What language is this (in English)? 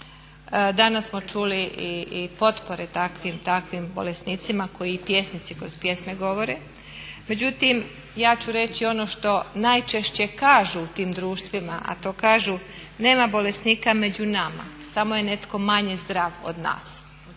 Croatian